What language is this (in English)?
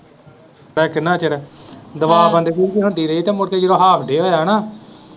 Punjabi